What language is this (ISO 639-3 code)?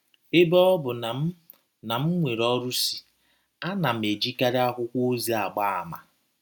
ibo